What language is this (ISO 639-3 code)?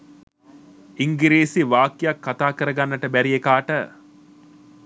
sin